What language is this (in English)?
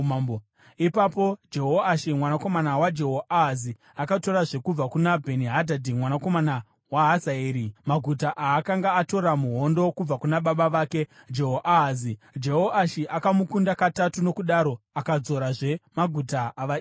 Shona